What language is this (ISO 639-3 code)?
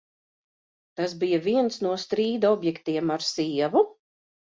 lav